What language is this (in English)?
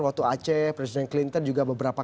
Indonesian